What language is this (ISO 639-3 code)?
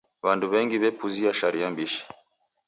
dav